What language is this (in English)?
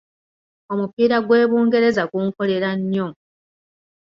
Ganda